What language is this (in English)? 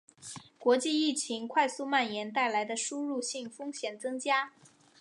Chinese